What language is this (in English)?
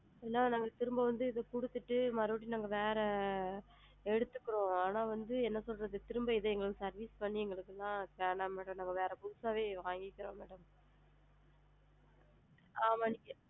Tamil